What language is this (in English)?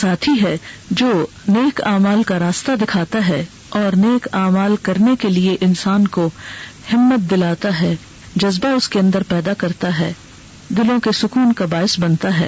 Urdu